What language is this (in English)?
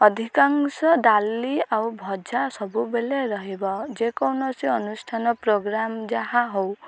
Odia